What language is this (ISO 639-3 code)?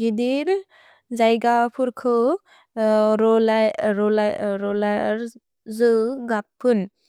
brx